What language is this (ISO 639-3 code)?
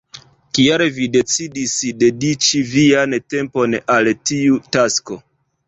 epo